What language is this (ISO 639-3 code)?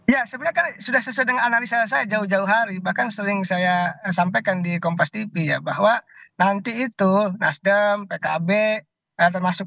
ind